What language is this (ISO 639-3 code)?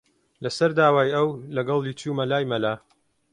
ckb